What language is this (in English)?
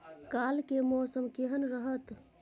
Maithili